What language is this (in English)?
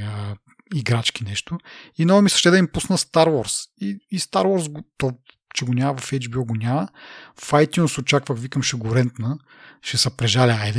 Bulgarian